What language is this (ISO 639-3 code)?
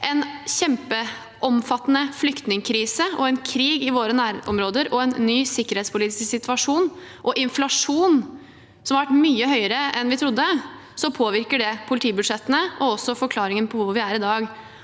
nor